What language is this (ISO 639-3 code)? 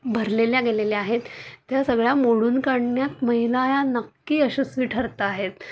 mar